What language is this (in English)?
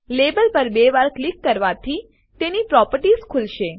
Gujarati